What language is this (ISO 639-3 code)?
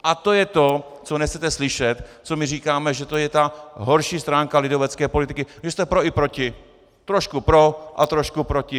ces